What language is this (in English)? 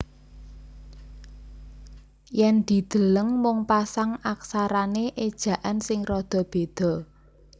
Javanese